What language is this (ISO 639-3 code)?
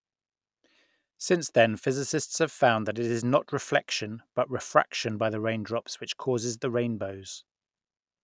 eng